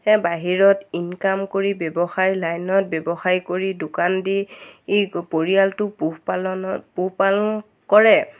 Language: Assamese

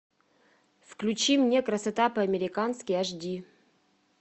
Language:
Russian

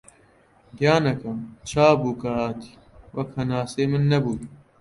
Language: Central Kurdish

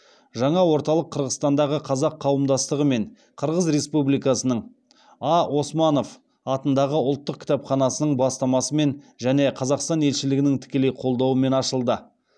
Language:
Kazakh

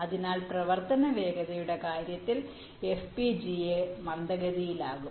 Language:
Malayalam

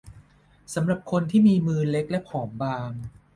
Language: Thai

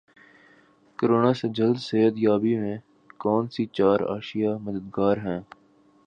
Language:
Urdu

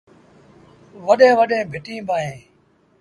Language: Sindhi Bhil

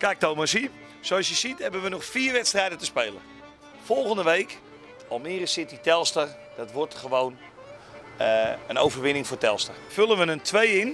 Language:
Dutch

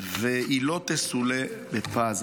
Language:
Hebrew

